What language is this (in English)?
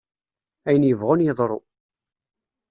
Kabyle